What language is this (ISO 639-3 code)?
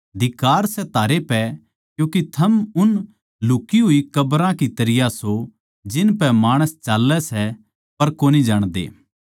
bgc